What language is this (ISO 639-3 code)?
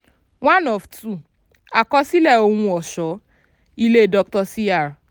yor